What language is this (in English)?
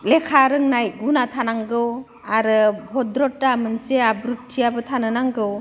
Bodo